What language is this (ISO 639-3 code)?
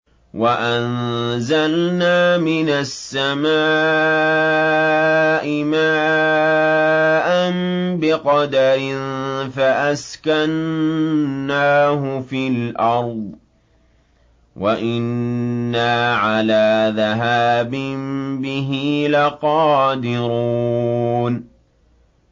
ara